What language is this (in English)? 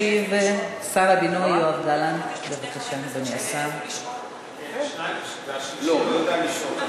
Hebrew